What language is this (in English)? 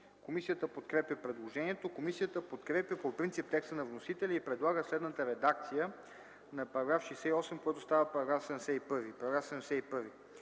Bulgarian